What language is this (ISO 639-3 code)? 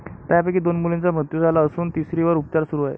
mar